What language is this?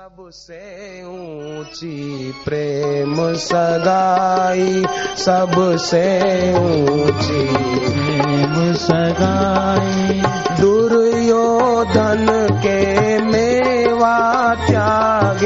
Hindi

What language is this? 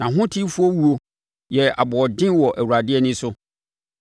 Akan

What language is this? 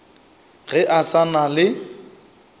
Northern Sotho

